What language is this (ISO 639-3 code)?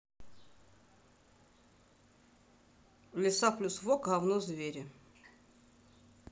rus